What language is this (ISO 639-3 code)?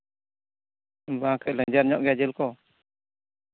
sat